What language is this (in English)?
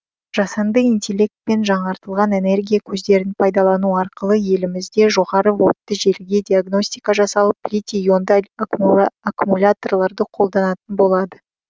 Kazakh